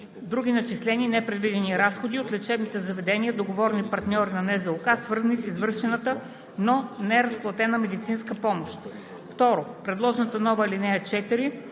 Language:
Bulgarian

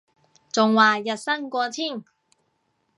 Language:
Cantonese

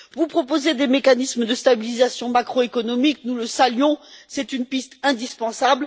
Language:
French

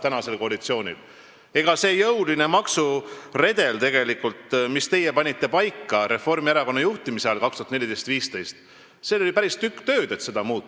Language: Estonian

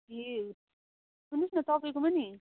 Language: Nepali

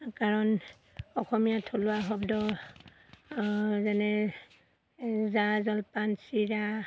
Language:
Assamese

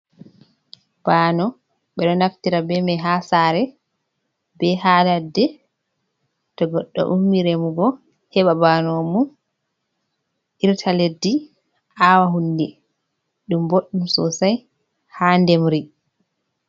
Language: Fula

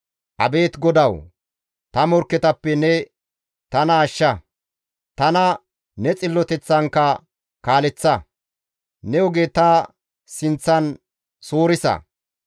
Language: Gamo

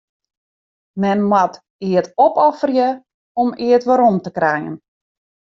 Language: Western Frisian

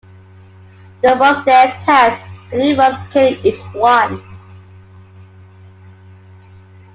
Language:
English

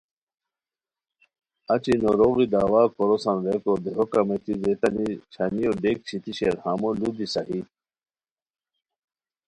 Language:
Khowar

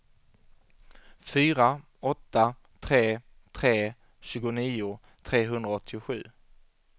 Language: Swedish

